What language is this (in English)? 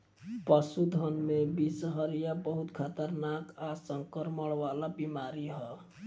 Bhojpuri